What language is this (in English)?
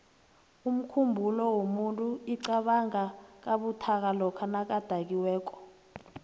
South Ndebele